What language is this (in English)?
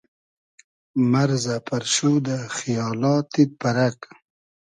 Hazaragi